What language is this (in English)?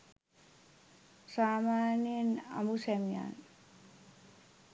Sinhala